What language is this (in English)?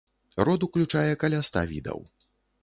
Belarusian